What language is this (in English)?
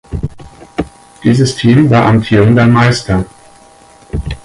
German